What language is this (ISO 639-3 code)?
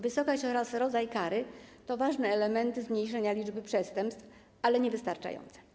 pol